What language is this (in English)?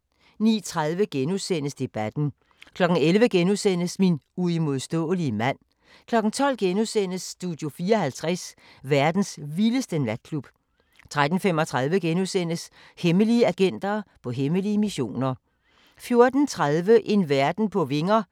Danish